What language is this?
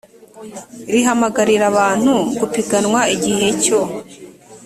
Kinyarwanda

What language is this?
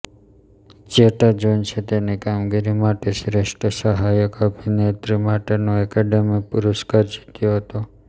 Gujarati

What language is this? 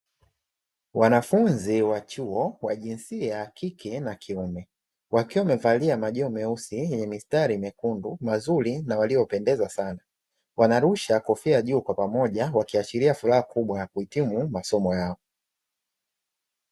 Swahili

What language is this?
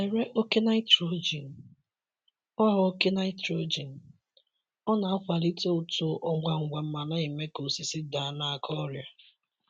Igbo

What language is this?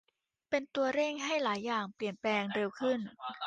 Thai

